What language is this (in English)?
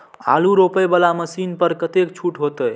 Maithili